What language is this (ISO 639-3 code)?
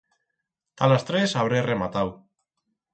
arg